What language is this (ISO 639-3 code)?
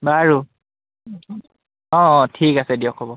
asm